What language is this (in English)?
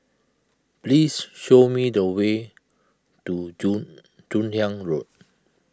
English